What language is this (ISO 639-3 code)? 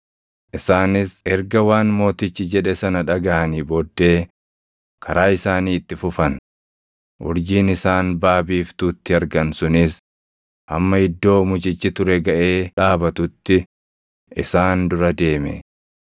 orm